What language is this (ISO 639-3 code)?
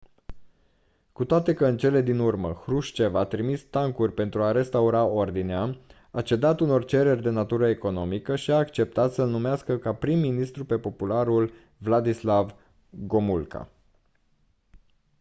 ron